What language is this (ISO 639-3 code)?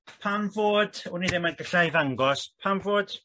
cym